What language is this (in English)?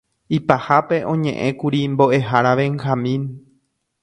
Guarani